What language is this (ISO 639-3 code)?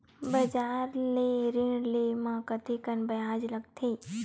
hne